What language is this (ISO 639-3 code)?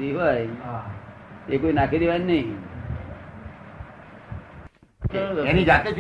guj